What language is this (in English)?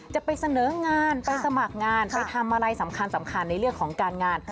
Thai